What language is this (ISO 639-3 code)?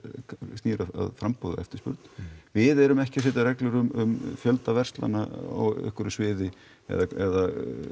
isl